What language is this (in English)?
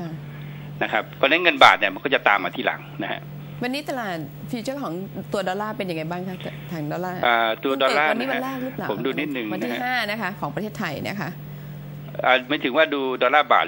Thai